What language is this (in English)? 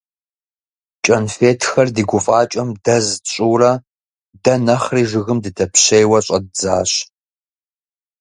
Kabardian